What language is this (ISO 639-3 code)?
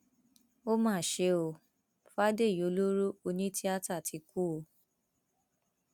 yor